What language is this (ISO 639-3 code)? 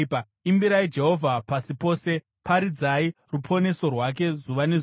sna